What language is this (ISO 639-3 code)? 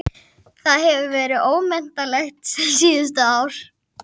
isl